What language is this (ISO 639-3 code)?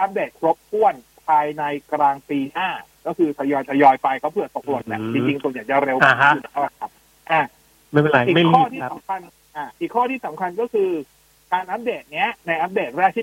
tha